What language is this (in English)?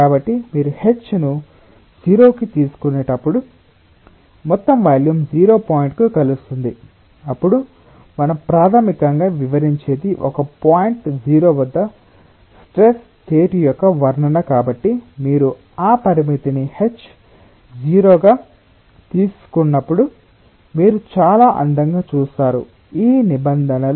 Telugu